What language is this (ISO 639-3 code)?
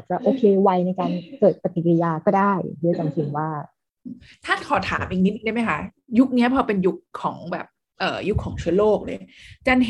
tha